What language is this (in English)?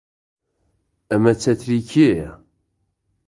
Central Kurdish